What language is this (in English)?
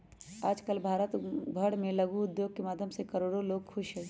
Magahi